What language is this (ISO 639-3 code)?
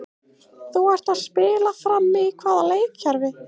isl